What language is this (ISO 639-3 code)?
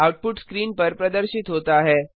hin